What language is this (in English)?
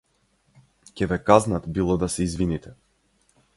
Macedonian